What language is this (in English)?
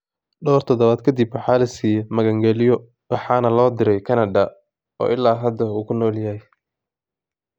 Somali